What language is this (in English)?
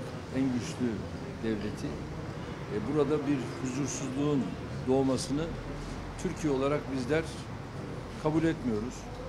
Turkish